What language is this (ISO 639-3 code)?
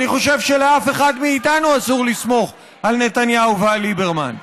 heb